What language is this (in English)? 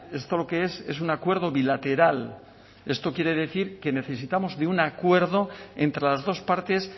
Spanish